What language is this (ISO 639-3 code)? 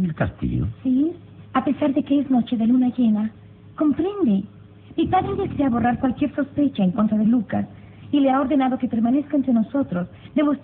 spa